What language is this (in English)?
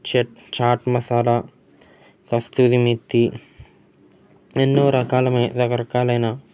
Telugu